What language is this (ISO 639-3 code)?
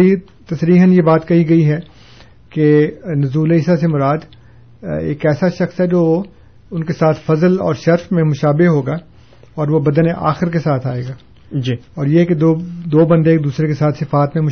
urd